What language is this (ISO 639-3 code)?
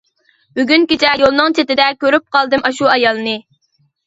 uig